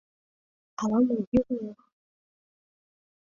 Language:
Mari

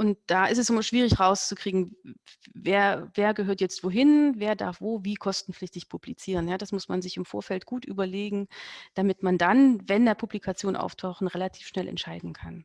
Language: German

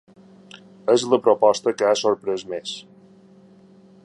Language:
Catalan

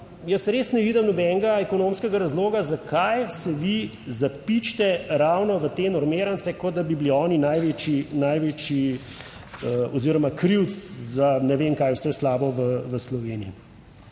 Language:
Slovenian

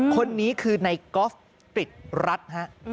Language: Thai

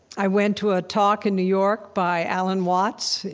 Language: English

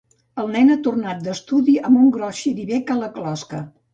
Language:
Catalan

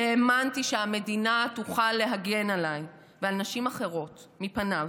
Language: Hebrew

